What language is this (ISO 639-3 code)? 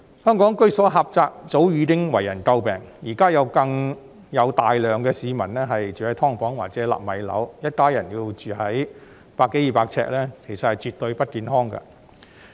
yue